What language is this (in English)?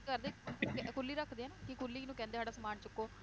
Punjabi